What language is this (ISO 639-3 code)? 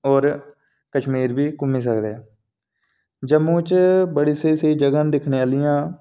doi